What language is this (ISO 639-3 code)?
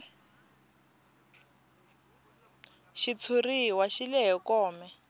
tso